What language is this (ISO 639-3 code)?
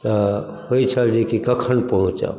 mai